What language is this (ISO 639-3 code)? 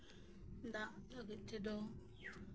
sat